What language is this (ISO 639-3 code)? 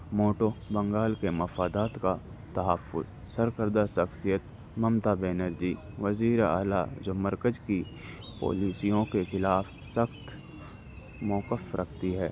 urd